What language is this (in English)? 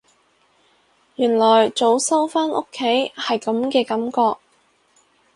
Cantonese